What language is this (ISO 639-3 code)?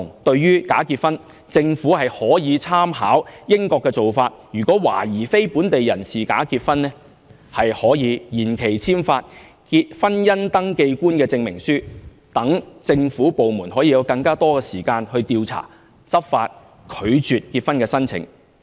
yue